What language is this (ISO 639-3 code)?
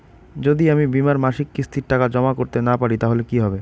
ben